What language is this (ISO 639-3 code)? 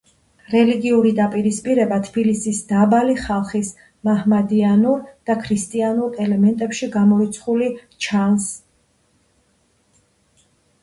kat